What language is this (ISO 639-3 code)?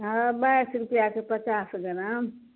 mai